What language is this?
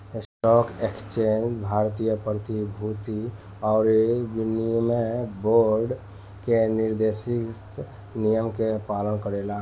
Bhojpuri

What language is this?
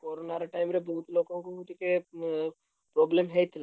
Odia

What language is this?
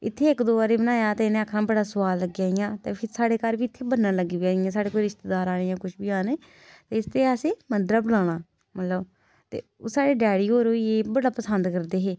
Dogri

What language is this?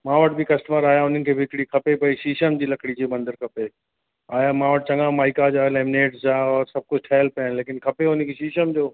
Sindhi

